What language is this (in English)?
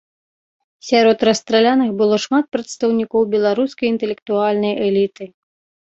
Belarusian